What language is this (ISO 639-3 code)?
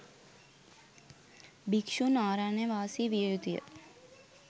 sin